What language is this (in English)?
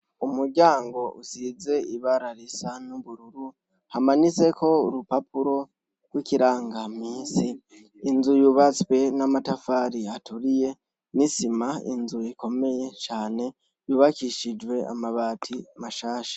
Rundi